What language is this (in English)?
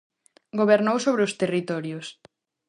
Galician